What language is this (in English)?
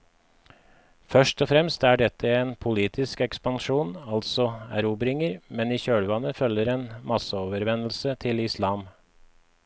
Norwegian